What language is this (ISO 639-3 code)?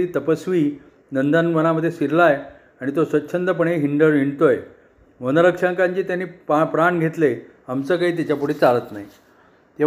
mar